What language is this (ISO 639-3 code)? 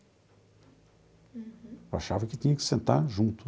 por